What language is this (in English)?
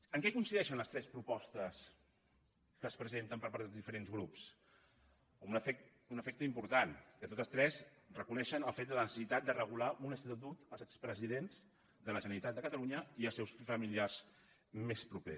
Catalan